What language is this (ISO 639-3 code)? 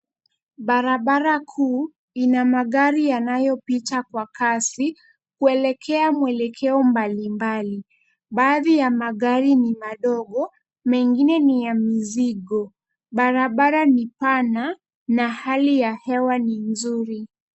swa